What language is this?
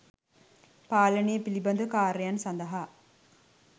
Sinhala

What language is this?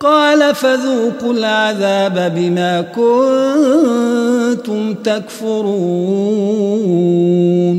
Arabic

